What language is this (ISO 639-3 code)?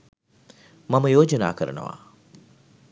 sin